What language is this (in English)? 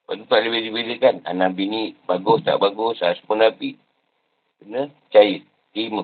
Malay